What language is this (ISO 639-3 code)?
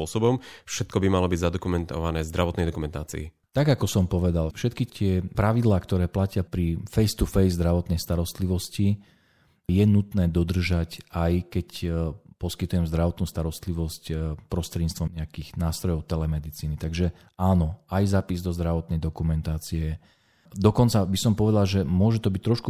slk